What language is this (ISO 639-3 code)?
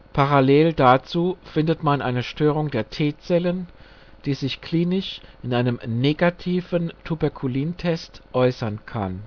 deu